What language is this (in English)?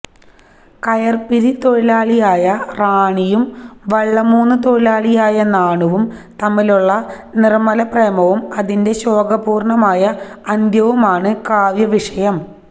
Malayalam